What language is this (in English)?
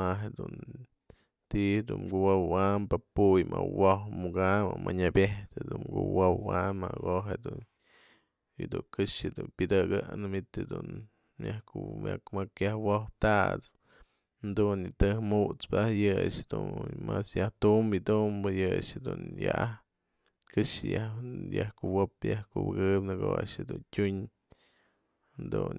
Mazatlán Mixe